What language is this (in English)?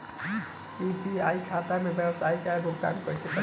Bhojpuri